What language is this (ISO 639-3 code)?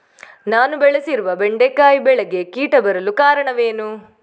kan